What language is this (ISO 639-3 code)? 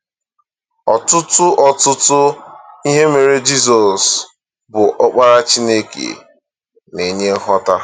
ibo